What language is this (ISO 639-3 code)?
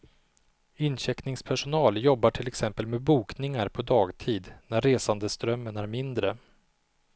swe